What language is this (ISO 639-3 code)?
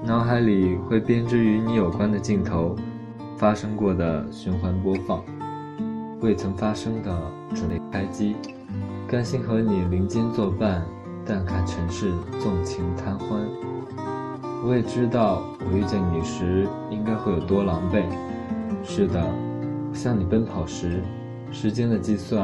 zho